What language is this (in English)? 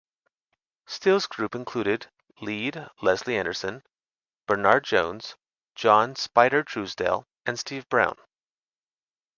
English